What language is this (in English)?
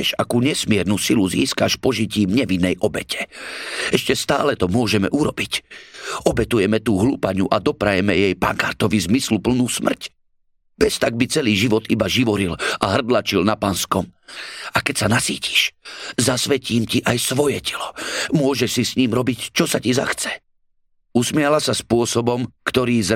Slovak